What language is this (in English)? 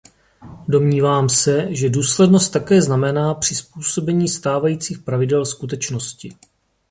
Czech